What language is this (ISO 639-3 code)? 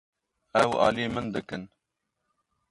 kur